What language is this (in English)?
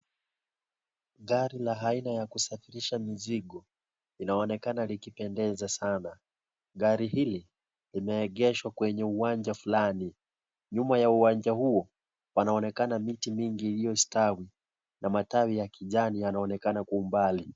Swahili